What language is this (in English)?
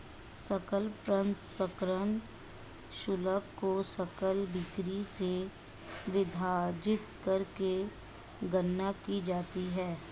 Hindi